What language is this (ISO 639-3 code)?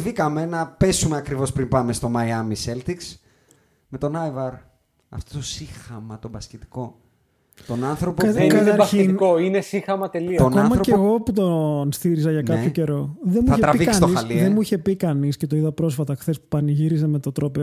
ell